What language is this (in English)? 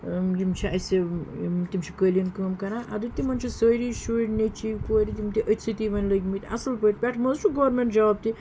Kashmiri